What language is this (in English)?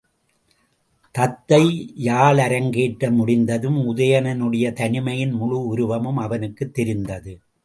Tamil